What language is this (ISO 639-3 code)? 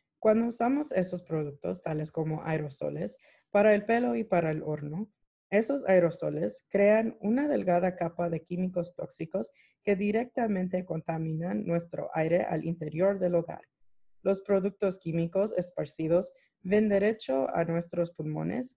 spa